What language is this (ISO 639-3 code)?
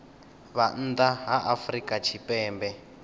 ven